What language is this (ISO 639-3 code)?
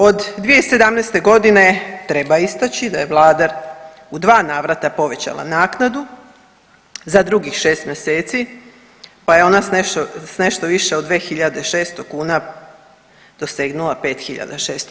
hrv